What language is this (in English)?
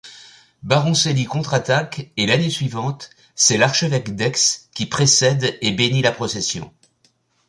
French